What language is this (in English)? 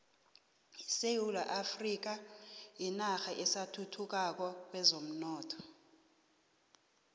South Ndebele